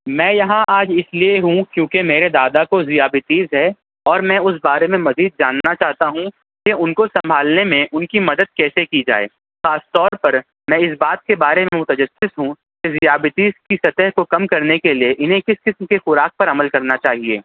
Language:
Urdu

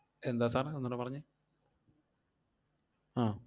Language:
Malayalam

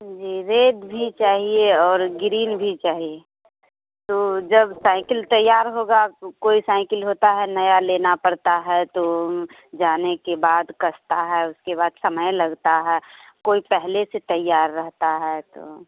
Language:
Hindi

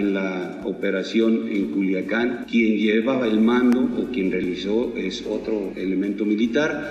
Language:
Spanish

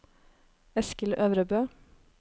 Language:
Norwegian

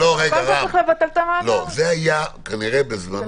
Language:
Hebrew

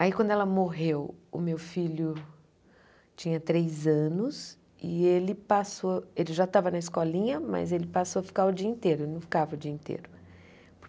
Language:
Portuguese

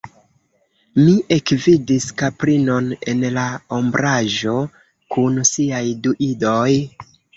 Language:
Esperanto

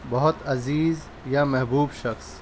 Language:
Urdu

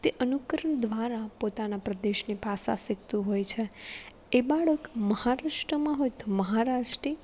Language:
Gujarati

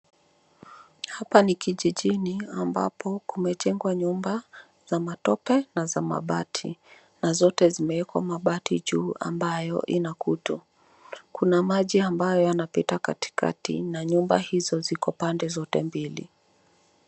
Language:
Swahili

